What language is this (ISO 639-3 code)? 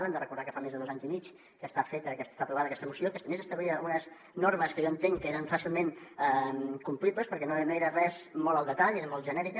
cat